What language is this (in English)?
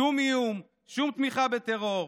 Hebrew